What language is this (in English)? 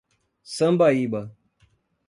Portuguese